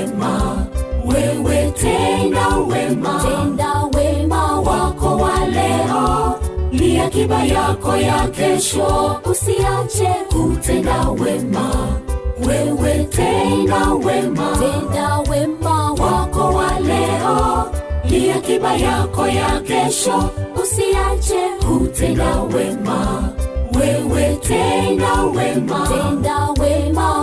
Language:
Swahili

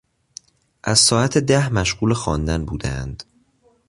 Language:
Persian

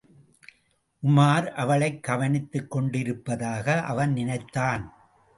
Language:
Tamil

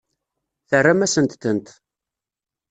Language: Kabyle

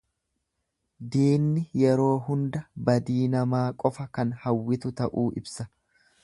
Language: Oromo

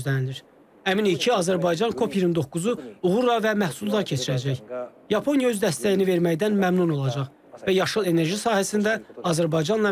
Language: Turkish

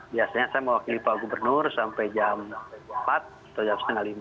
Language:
Indonesian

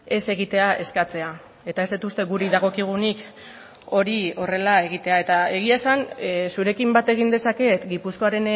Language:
Basque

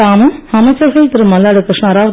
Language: Tamil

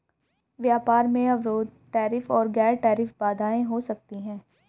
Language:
Hindi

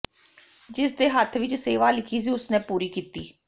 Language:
Punjabi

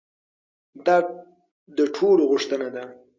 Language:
Pashto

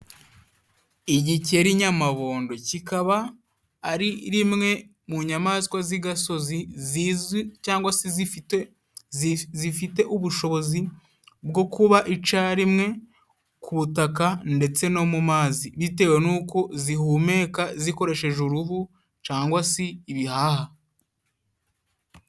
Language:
Kinyarwanda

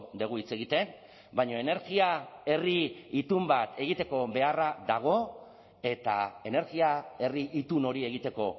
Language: Basque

